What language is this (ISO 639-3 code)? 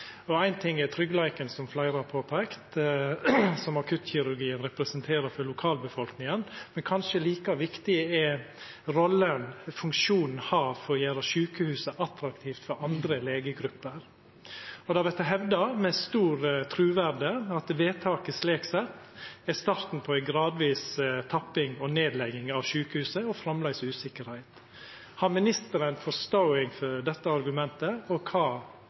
nno